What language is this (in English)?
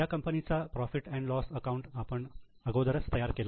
Marathi